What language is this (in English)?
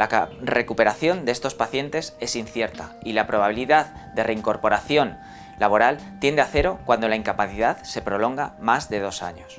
Spanish